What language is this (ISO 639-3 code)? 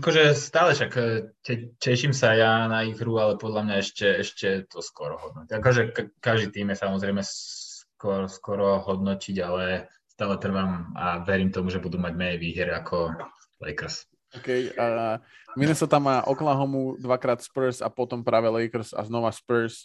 slk